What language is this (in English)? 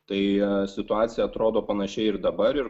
Lithuanian